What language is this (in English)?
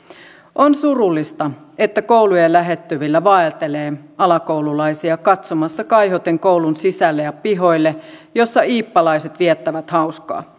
Finnish